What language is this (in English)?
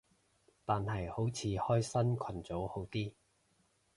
Cantonese